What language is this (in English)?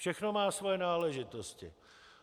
Czech